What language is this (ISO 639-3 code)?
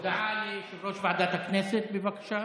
heb